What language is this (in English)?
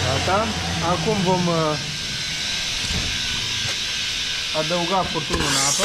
Romanian